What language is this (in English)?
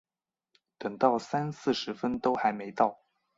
Chinese